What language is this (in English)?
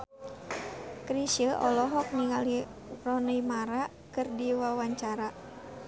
Sundanese